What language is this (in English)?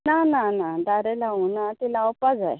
Konkani